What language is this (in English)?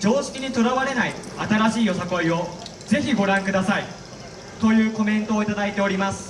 Japanese